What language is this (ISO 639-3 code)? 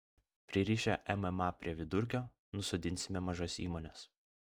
lit